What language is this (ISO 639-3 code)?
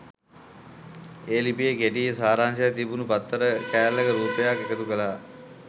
sin